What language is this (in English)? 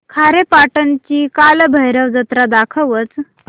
Marathi